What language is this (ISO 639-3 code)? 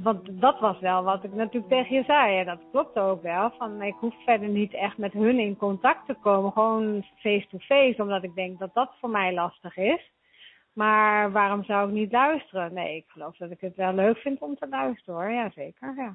nld